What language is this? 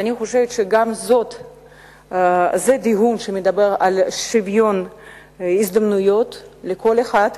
Hebrew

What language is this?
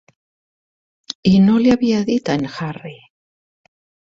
Catalan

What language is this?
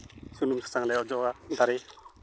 Santali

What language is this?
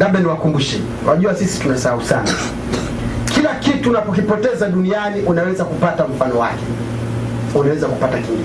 Swahili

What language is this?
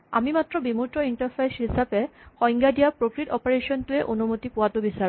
Assamese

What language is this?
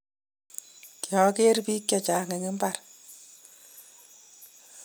Kalenjin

